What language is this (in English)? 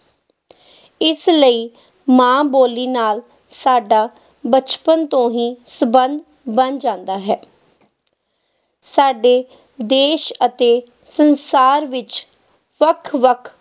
Punjabi